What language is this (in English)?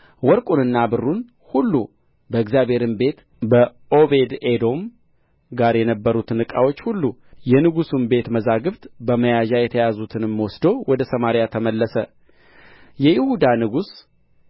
Amharic